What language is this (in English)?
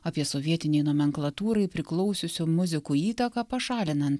Lithuanian